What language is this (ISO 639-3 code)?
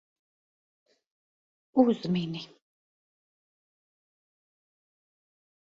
lav